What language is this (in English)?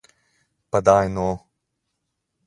Slovenian